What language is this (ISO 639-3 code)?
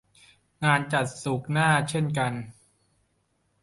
tha